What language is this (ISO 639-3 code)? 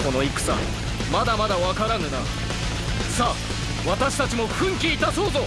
jpn